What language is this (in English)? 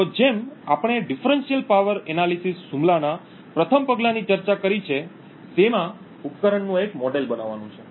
Gujarati